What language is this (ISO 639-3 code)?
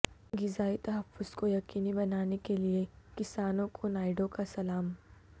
urd